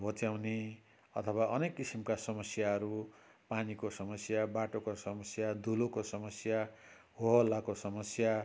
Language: Nepali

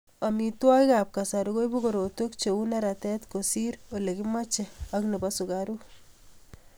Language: Kalenjin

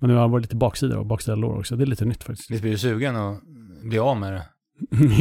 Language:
Swedish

